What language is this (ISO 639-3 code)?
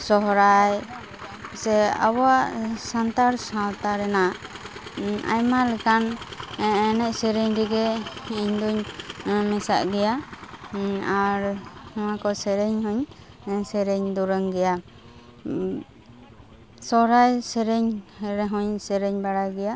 sat